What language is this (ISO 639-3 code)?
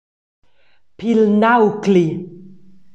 roh